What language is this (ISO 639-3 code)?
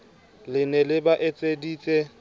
sot